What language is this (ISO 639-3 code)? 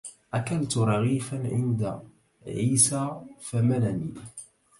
ara